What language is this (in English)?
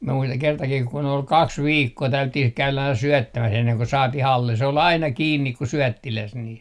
Finnish